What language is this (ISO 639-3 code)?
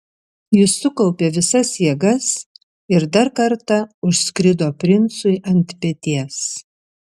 lit